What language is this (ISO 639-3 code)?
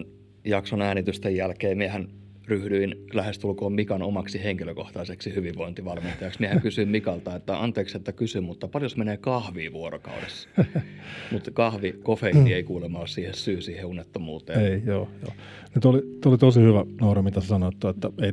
fin